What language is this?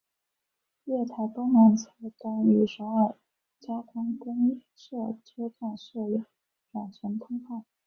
Chinese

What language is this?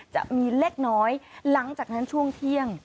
Thai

